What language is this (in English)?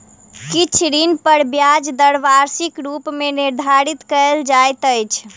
Maithili